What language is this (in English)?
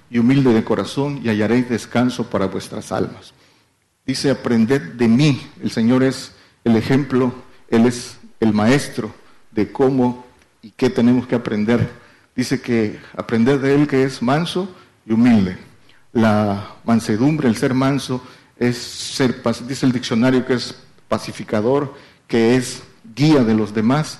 Spanish